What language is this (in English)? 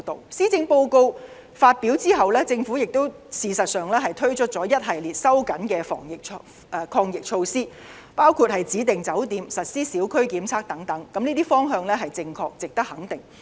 Cantonese